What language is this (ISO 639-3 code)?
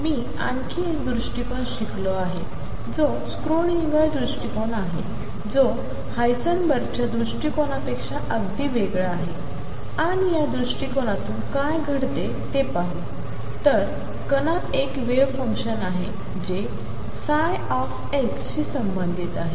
mar